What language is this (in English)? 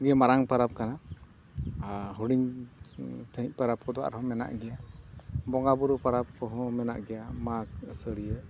Santali